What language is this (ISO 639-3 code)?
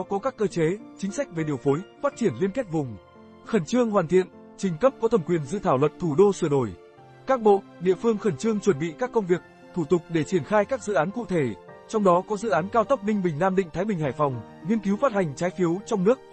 vie